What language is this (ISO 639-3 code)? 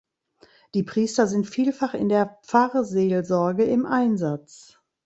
deu